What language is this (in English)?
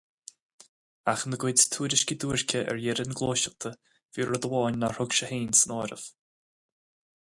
Irish